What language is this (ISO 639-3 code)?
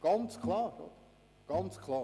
gsw